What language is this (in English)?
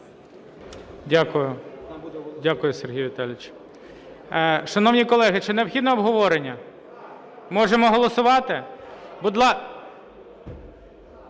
Ukrainian